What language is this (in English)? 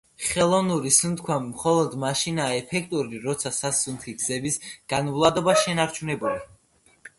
Georgian